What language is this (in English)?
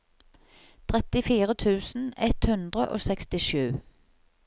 Norwegian